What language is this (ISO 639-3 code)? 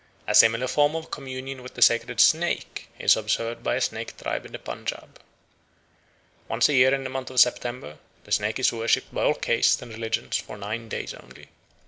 eng